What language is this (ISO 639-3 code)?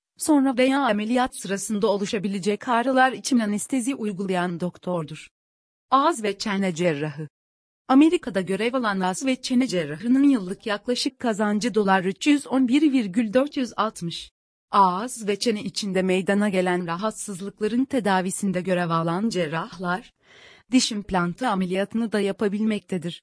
tur